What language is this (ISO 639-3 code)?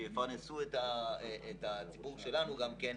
heb